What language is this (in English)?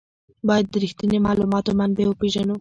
Pashto